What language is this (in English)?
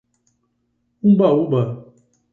Portuguese